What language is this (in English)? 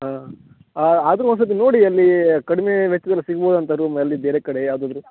Kannada